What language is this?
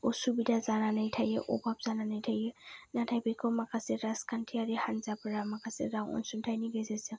Bodo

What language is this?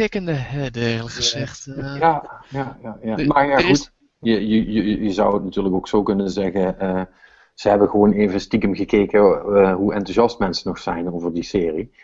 Dutch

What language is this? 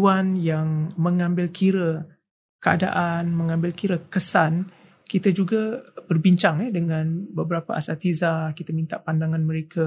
Malay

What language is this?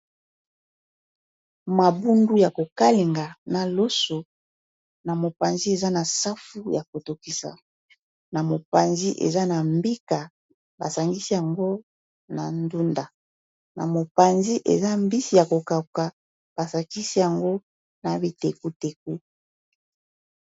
Lingala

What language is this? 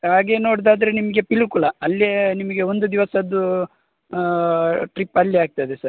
Kannada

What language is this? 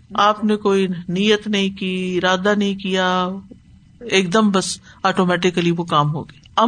Urdu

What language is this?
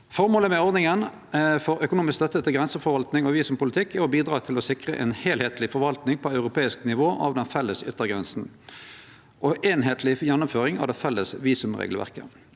Norwegian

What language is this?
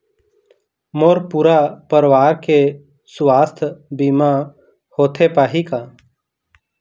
Chhattisgarhi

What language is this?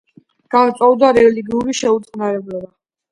Georgian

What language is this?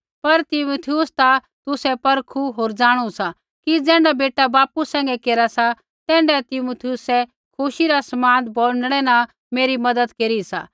Kullu Pahari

